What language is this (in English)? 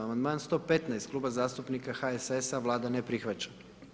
Croatian